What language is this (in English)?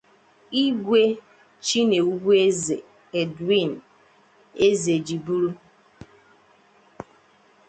Igbo